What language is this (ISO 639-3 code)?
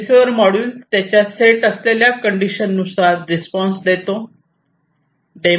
mar